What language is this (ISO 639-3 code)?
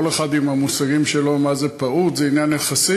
heb